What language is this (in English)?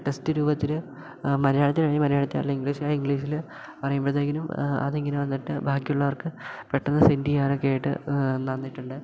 Malayalam